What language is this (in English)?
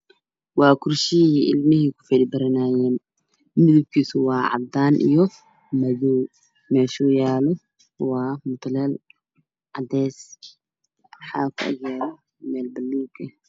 Somali